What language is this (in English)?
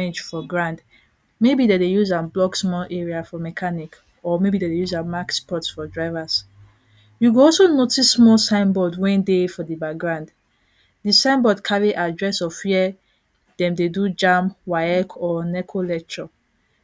Nigerian Pidgin